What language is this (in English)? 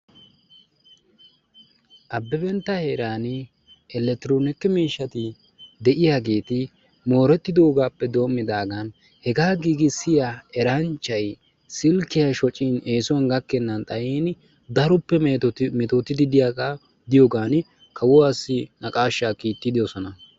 Wolaytta